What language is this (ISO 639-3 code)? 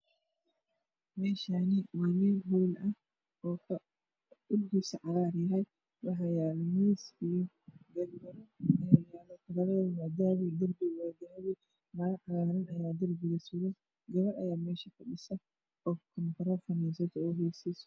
som